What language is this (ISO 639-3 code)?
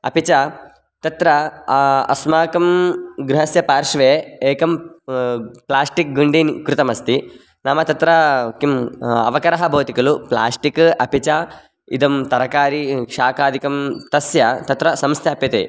san